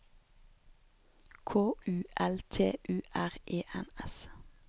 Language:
Norwegian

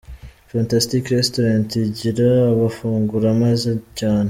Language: Kinyarwanda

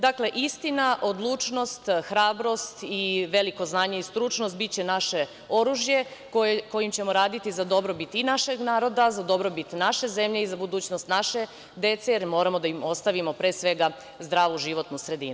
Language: Serbian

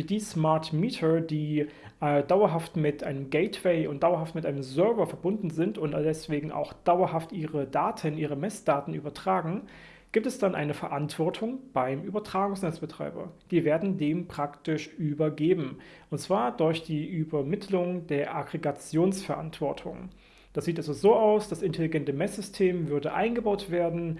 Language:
German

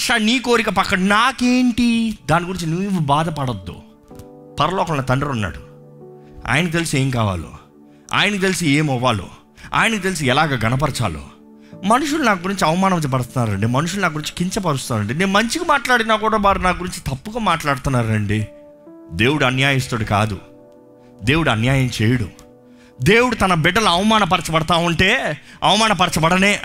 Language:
Telugu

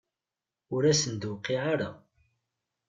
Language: Kabyle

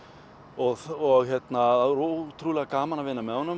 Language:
Icelandic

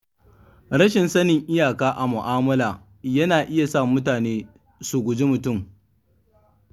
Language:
Hausa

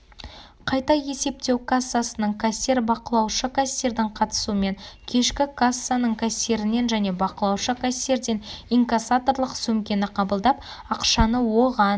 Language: Kazakh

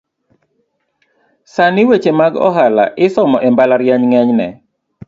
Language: Luo (Kenya and Tanzania)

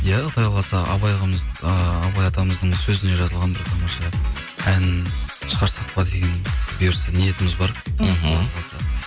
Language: Kazakh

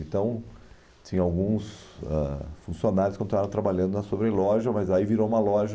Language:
Portuguese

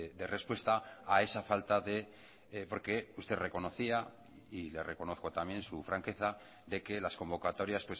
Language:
Spanish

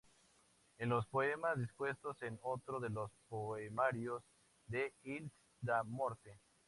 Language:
Spanish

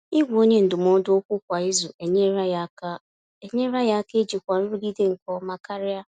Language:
Igbo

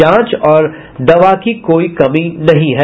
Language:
Hindi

